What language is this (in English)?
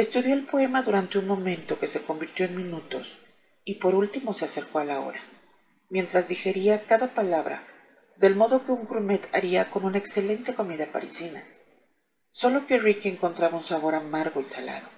Spanish